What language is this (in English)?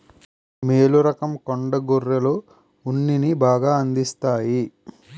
Telugu